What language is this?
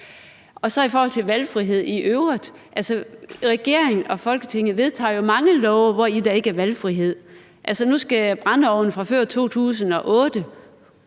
Danish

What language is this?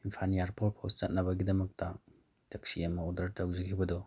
Manipuri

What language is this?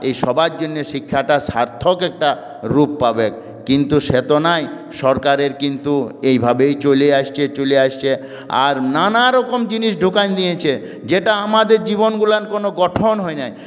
Bangla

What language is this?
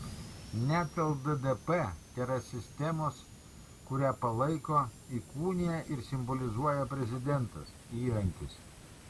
Lithuanian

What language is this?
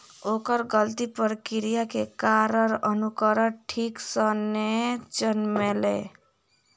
Maithili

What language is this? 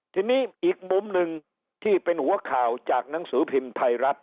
Thai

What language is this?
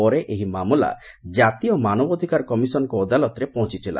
Odia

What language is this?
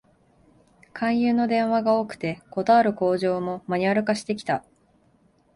Japanese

